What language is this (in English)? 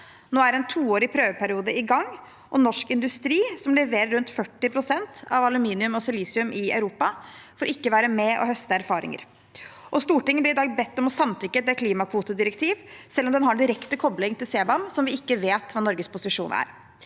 Norwegian